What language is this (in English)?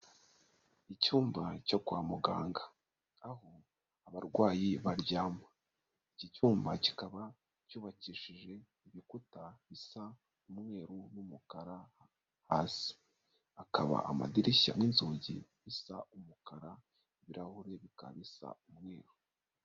Kinyarwanda